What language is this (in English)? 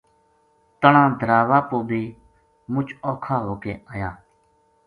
Gujari